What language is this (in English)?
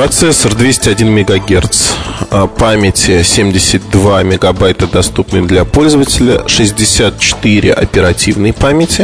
Russian